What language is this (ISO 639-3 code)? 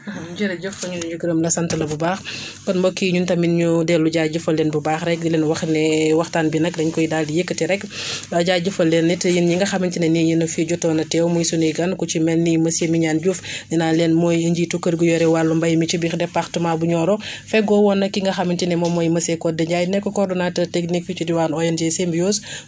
wol